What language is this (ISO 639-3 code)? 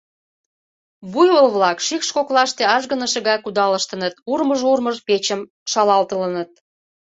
chm